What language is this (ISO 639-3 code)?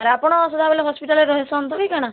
ori